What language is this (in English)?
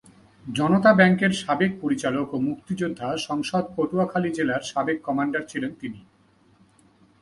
Bangla